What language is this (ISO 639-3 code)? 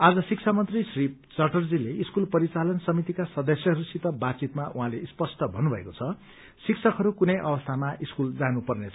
nep